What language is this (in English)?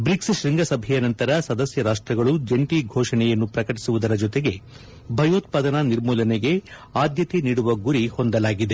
Kannada